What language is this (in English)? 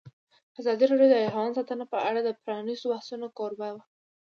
Pashto